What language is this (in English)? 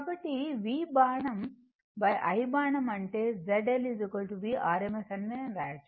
Telugu